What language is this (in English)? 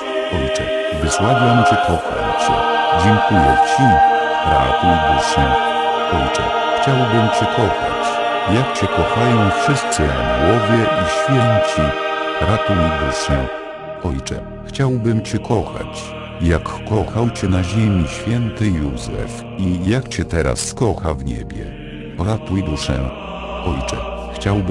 Polish